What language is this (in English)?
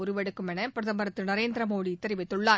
Tamil